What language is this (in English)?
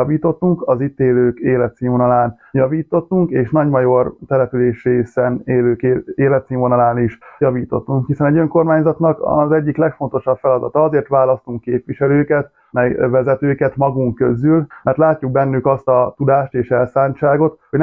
Hungarian